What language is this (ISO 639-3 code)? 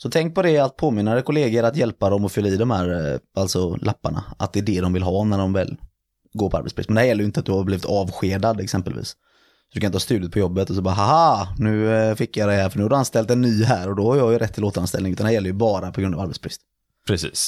swe